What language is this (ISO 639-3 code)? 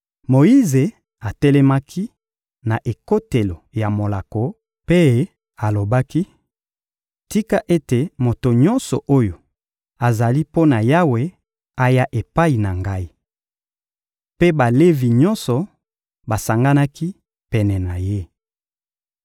lin